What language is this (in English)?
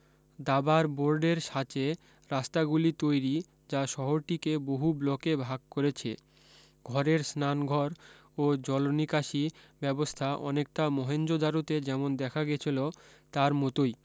Bangla